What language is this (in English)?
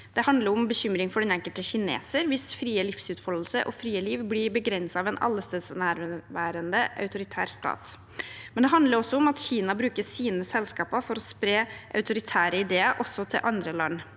Norwegian